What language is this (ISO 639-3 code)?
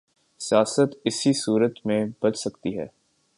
urd